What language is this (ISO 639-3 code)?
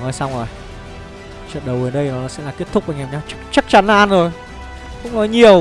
vie